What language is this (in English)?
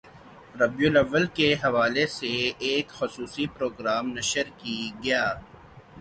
Urdu